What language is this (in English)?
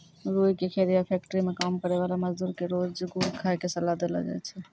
Maithili